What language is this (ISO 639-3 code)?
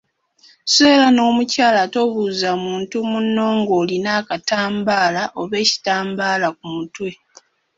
lug